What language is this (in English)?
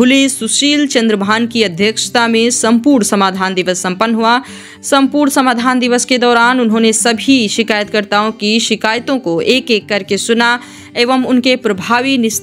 Hindi